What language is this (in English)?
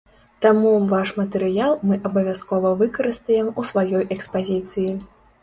Belarusian